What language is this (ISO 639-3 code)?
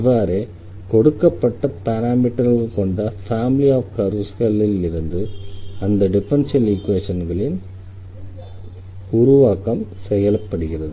tam